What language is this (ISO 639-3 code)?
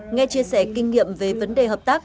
vie